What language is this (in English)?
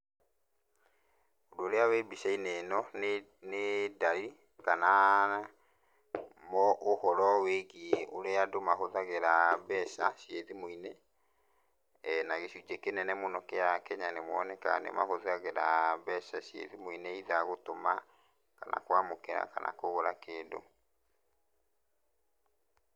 Kikuyu